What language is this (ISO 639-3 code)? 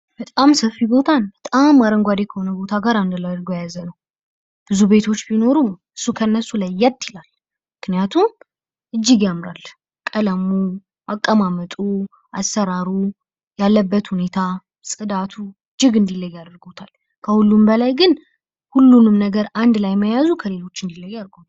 amh